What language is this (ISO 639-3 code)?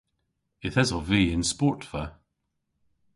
cor